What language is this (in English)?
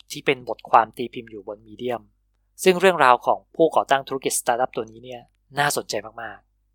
Thai